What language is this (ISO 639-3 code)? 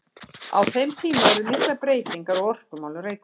isl